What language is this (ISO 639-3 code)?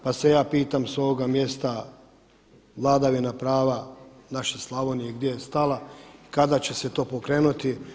hrv